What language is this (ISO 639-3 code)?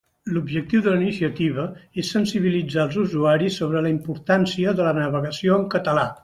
cat